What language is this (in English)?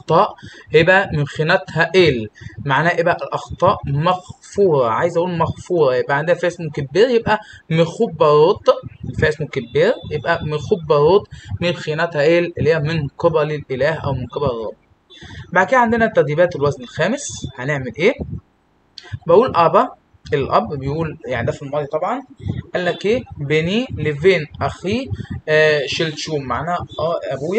Arabic